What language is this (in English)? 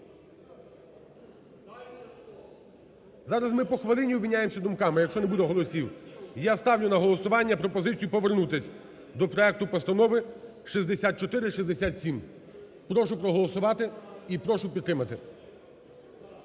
Ukrainian